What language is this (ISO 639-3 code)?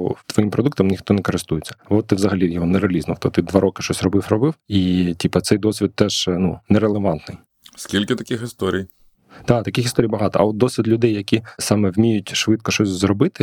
ukr